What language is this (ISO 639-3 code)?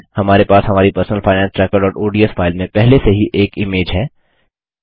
hin